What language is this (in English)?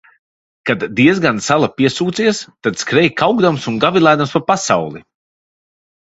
Latvian